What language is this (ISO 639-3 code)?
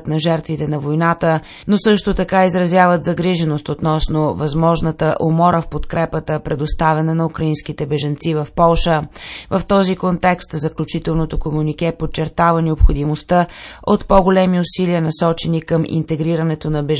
bul